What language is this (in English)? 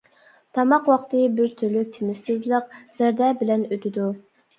Uyghur